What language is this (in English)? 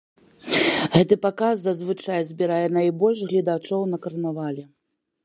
Belarusian